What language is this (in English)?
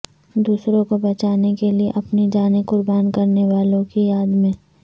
Urdu